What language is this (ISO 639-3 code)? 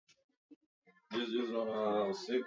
swa